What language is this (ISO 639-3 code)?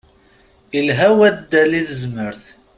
kab